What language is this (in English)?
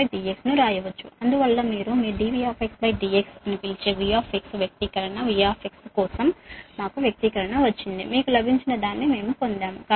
Telugu